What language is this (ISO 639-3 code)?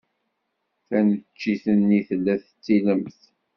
kab